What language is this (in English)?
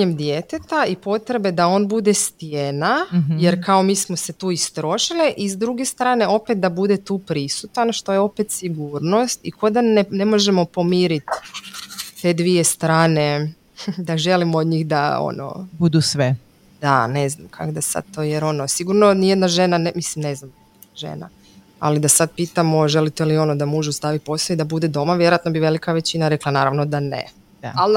Croatian